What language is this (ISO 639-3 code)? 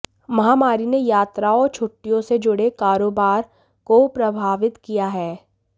hin